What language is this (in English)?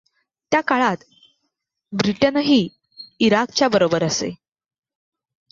Marathi